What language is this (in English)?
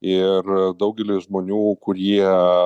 Lithuanian